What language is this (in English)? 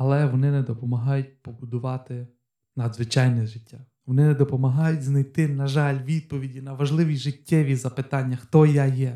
Ukrainian